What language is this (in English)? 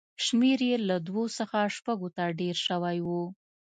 Pashto